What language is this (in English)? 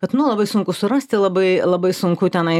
Lithuanian